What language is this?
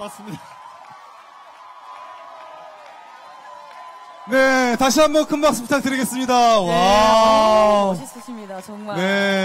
Korean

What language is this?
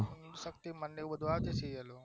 Gujarati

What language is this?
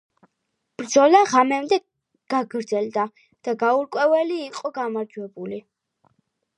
Georgian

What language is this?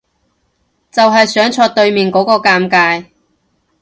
Cantonese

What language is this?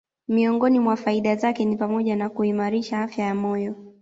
Swahili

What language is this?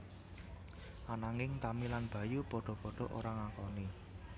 Javanese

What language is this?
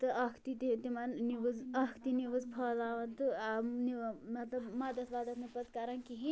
Kashmiri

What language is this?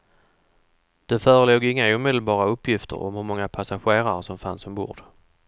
Swedish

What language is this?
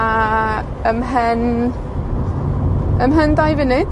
Welsh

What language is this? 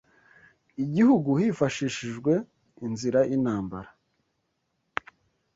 Kinyarwanda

